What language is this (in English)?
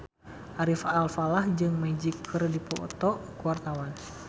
Sundanese